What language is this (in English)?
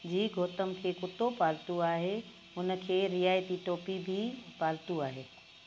Sindhi